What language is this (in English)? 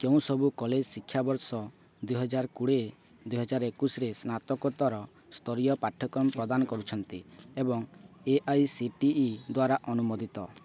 Odia